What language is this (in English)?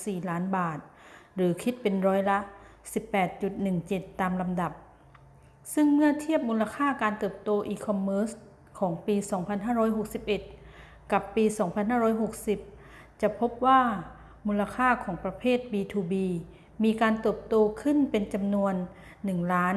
Thai